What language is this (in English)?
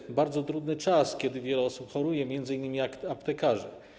Polish